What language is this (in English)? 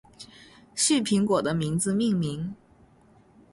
Chinese